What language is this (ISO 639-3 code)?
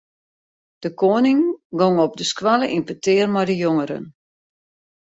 fry